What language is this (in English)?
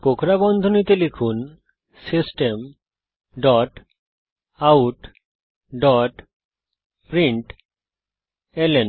Bangla